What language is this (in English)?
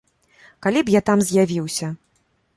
Belarusian